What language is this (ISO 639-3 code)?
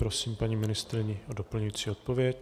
ces